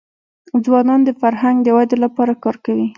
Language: Pashto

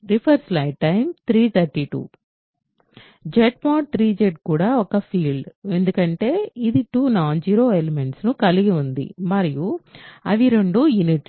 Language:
Telugu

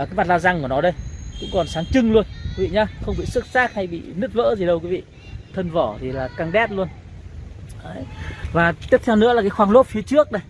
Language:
Vietnamese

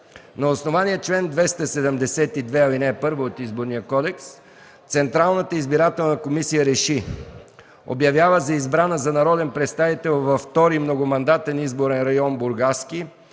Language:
Bulgarian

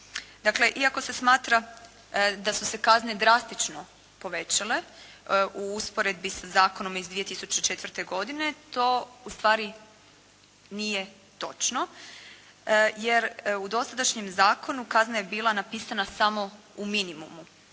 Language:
Croatian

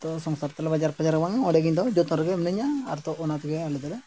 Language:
Santali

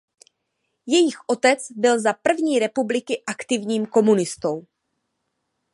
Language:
Czech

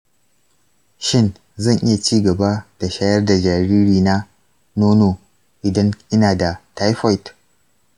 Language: Hausa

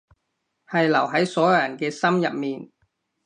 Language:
Cantonese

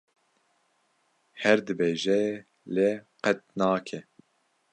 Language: Kurdish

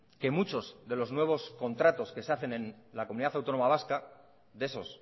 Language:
Spanish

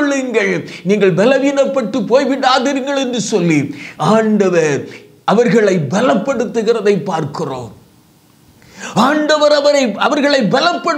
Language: Indonesian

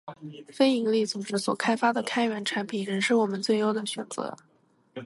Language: Chinese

